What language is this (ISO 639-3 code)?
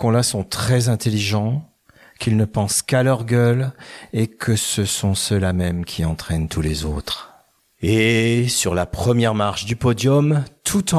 fra